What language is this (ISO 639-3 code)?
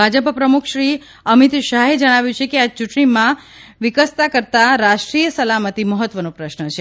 guj